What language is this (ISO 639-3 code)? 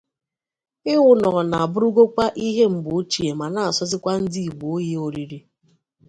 ibo